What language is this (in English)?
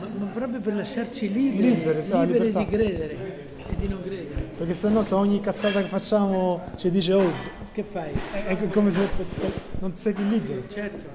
Italian